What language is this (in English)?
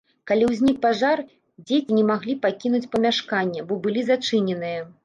Belarusian